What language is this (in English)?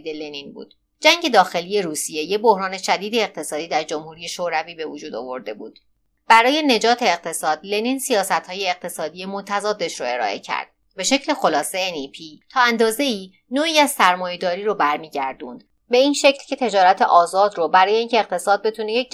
Persian